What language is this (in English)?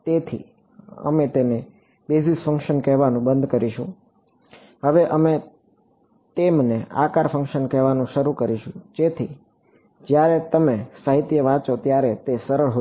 Gujarati